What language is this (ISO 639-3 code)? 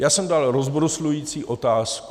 ces